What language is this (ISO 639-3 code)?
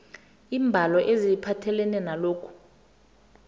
nbl